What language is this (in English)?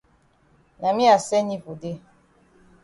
Cameroon Pidgin